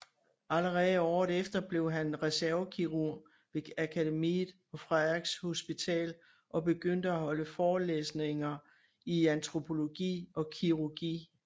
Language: Danish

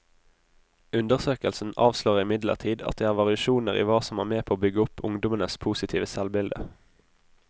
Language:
Norwegian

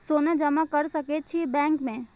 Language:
Maithili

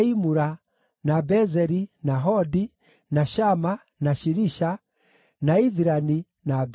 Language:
Kikuyu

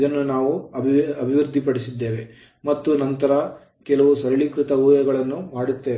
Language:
Kannada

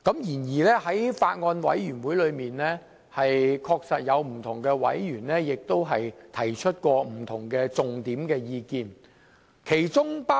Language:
Cantonese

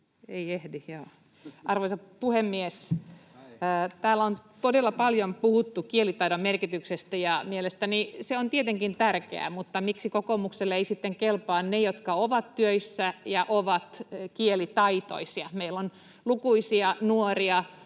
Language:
Finnish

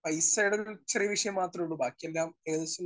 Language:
Malayalam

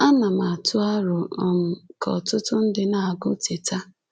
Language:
Igbo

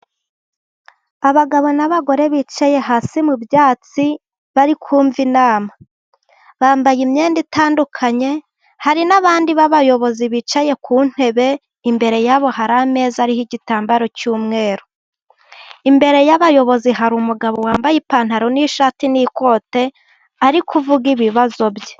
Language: Kinyarwanda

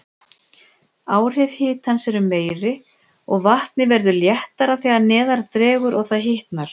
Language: Icelandic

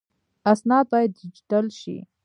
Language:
Pashto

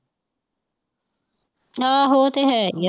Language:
Punjabi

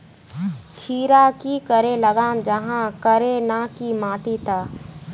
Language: Magahi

